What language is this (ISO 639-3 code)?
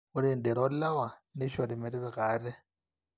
mas